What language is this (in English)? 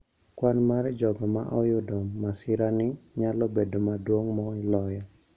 Luo (Kenya and Tanzania)